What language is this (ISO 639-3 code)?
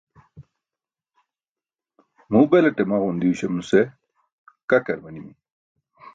bsk